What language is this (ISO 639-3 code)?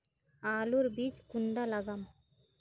mag